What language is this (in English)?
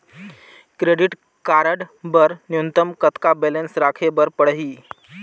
Chhattisgarhi